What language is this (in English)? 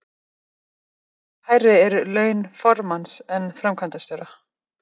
Icelandic